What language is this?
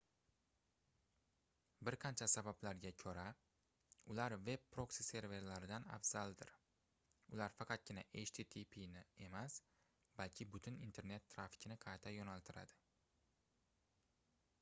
Uzbek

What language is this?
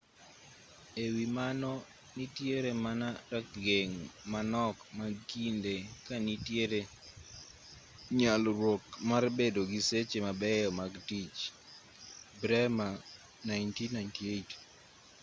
Luo (Kenya and Tanzania)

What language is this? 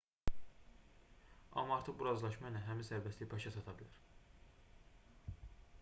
Azerbaijani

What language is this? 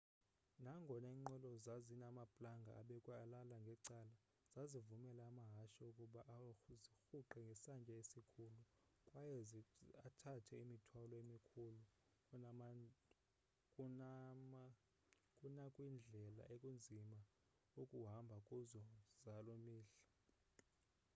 Xhosa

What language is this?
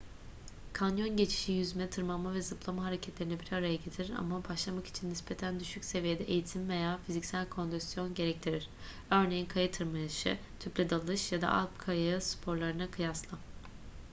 Turkish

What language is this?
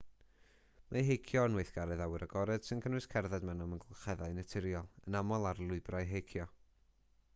Welsh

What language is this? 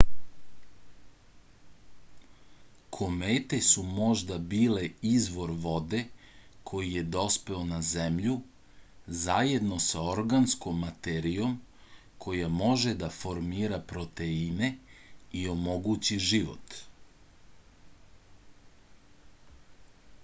Serbian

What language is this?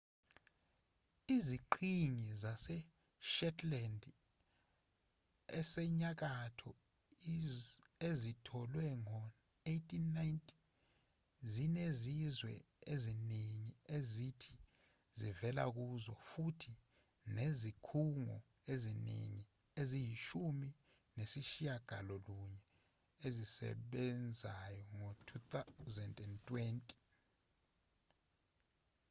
Zulu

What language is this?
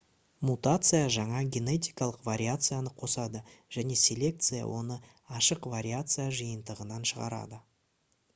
Kazakh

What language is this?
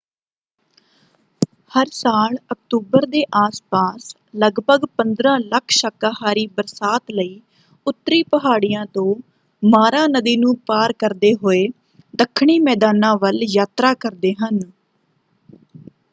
Punjabi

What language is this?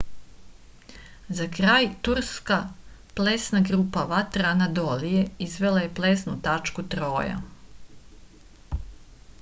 Serbian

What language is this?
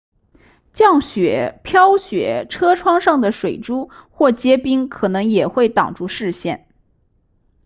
Chinese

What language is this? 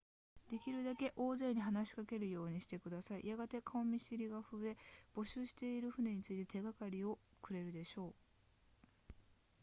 Japanese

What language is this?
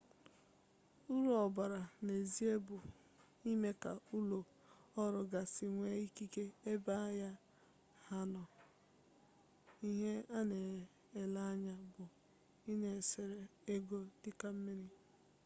Igbo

